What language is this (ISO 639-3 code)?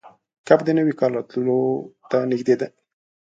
pus